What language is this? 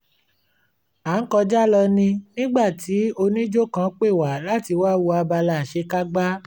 Yoruba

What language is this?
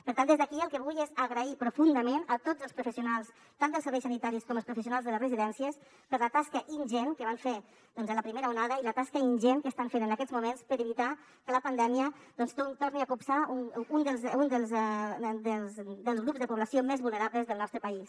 Catalan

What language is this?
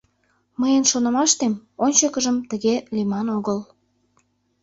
Mari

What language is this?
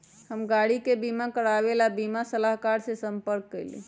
Magahi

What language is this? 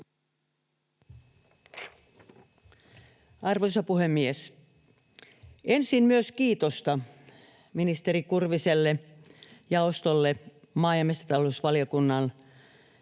Finnish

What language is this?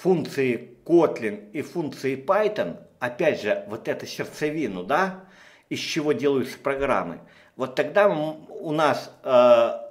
Russian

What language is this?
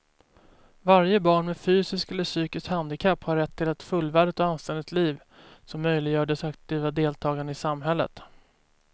Swedish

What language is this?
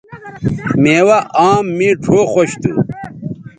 Bateri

